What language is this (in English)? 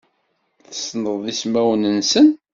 Kabyle